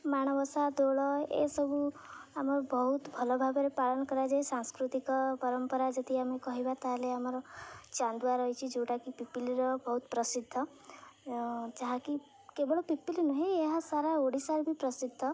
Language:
Odia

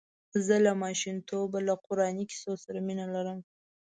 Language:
Pashto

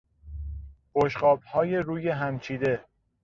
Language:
Persian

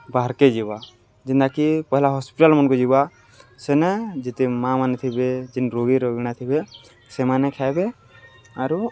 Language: Odia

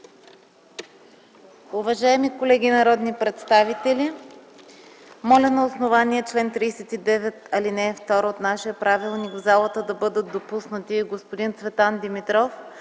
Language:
Bulgarian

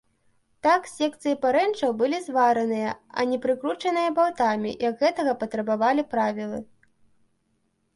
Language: Belarusian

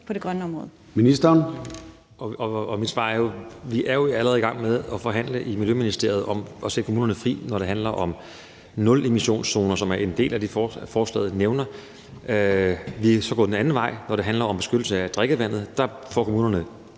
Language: Danish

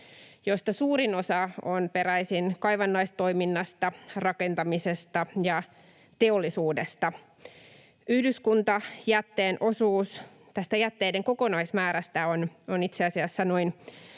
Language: Finnish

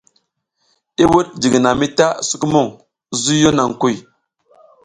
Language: South Giziga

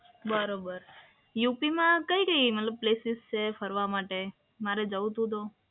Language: Gujarati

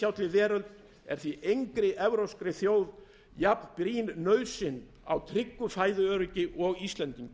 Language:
Icelandic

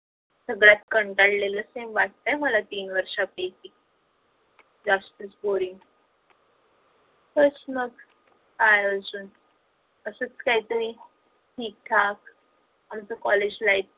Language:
Marathi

